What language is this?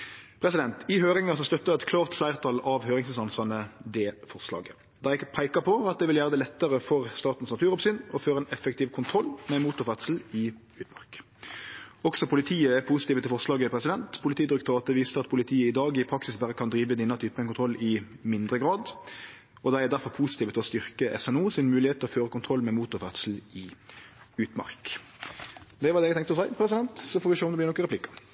Norwegian Nynorsk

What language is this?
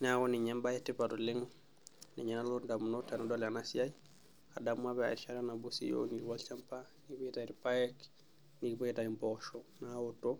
Masai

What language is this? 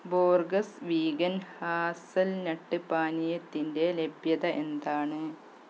Malayalam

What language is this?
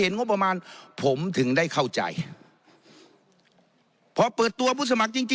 Thai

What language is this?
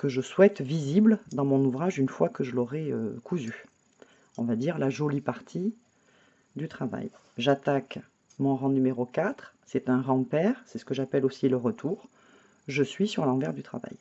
French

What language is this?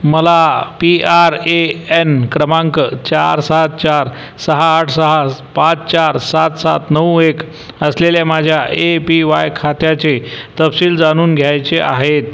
Marathi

